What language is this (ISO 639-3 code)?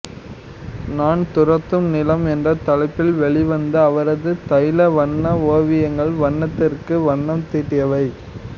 tam